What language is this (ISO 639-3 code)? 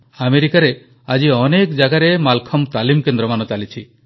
ori